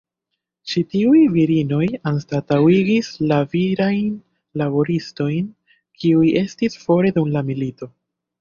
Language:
Esperanto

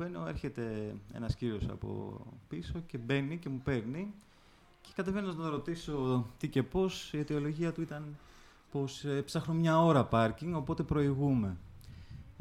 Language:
Greek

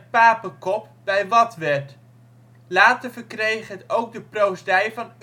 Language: Dutch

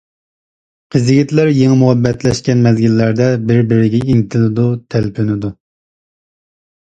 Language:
Uyghur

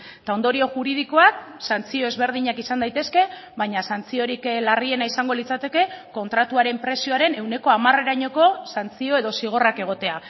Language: Basque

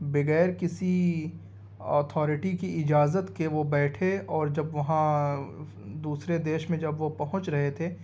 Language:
Urdu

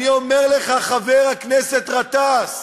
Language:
Hebrew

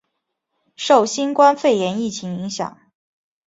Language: Chinese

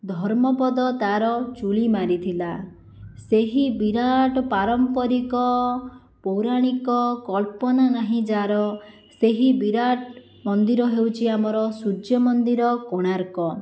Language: Odia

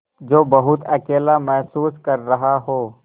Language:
Hindi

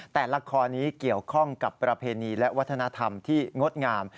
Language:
Thai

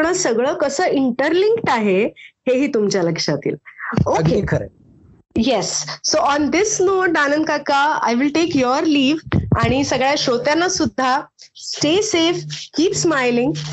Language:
Marathi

